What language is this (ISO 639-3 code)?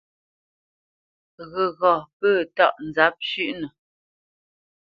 bce